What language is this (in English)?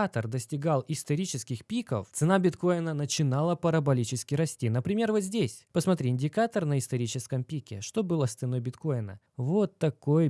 Russian